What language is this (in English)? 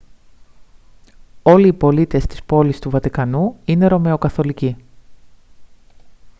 Greek